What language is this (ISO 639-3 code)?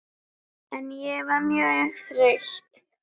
isl